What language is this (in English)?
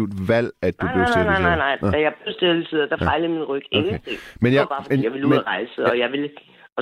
Danish